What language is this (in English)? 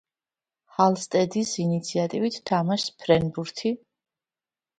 Georgian